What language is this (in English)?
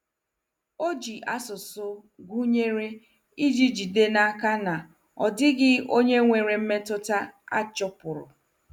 Igbo